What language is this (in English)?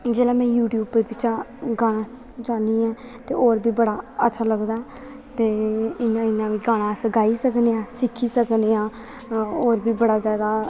Dogri